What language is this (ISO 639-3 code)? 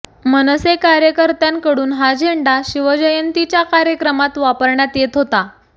mar